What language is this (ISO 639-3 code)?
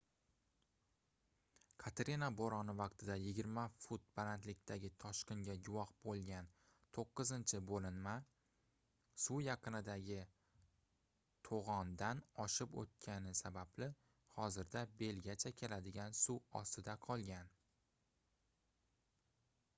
uzb